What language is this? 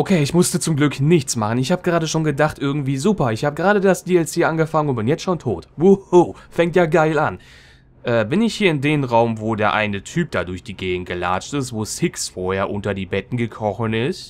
German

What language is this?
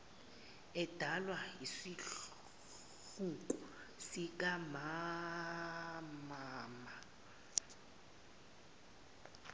Zulu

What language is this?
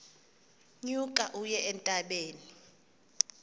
Xhosa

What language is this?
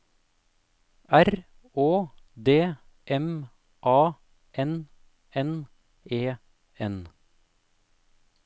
Norwegian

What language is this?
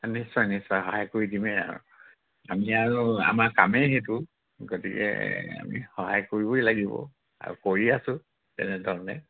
Assamese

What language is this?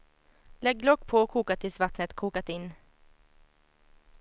Swedish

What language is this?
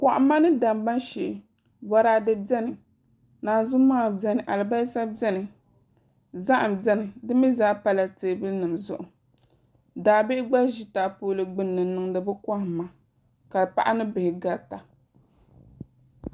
Dagbani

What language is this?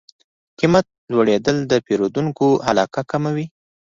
Pashto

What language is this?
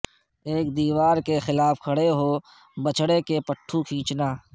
Urdu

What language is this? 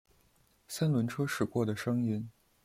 Chinese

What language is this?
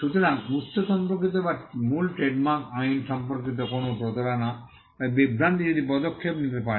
Bangla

